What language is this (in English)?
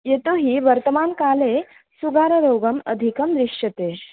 Sanskrit